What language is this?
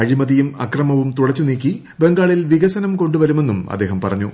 Malayalam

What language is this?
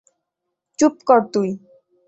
Bangla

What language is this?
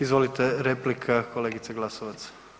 Croatian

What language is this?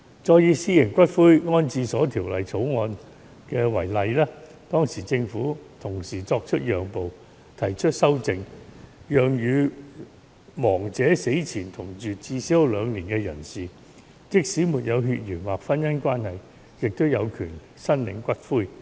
Cantonese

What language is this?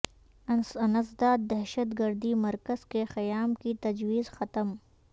Urdu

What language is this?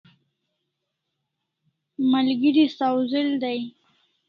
Kalasha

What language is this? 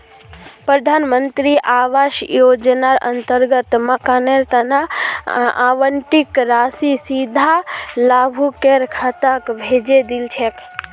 Magahi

